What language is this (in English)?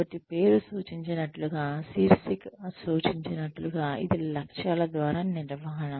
Telugu